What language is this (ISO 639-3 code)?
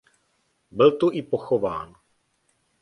ces